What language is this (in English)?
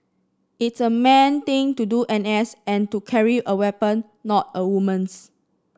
English